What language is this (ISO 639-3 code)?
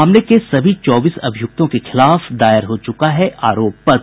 hin